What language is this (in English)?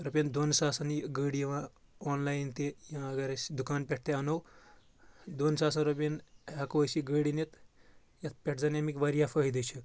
Kashmiri